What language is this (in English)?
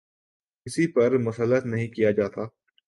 Urdu